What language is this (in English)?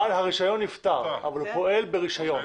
Hebrew